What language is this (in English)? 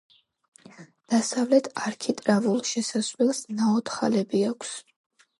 Georgian